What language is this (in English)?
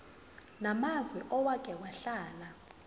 Zulu